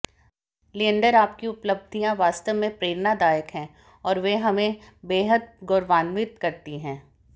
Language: Hindi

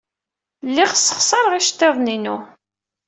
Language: Kabyle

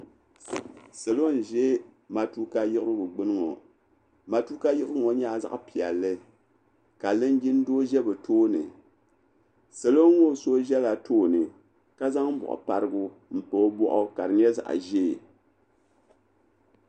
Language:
Dagbani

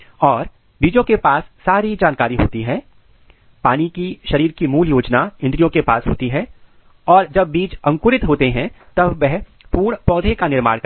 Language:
Hindi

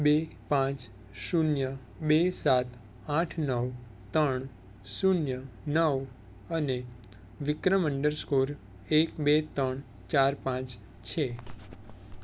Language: Gujarati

